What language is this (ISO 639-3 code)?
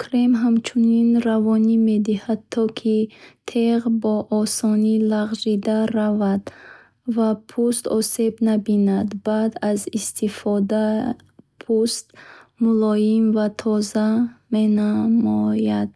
bhh